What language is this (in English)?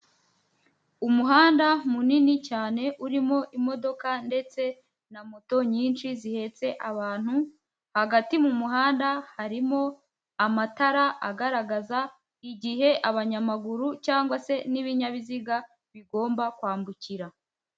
Kinyarwanda